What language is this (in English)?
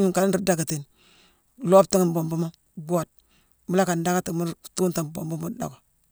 Mansoanka